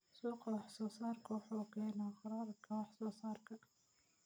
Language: Somali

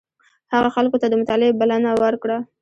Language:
Pashto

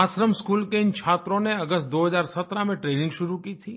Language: Hindi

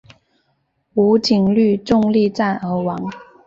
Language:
Chinese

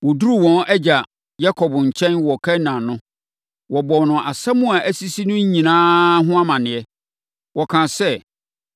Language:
Akan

